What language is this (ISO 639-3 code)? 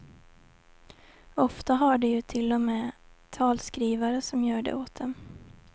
swe